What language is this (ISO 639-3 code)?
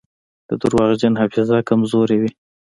pus